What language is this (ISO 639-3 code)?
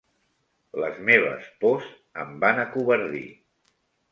cat